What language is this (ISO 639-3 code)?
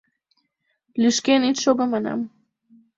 chm